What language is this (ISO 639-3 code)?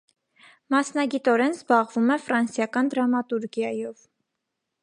hye